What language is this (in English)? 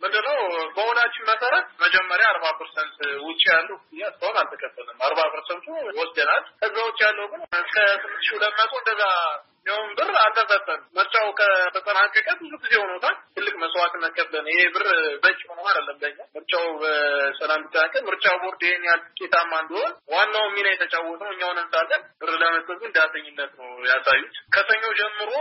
Amharic